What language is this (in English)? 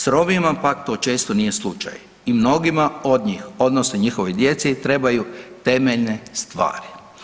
Croatian